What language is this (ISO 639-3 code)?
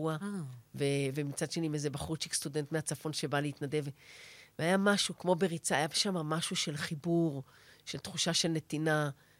heb